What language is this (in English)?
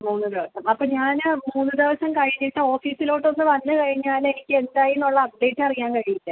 Malayalam